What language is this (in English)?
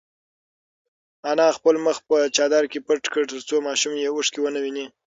Pashto